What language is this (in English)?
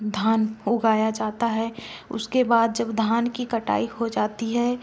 Hindi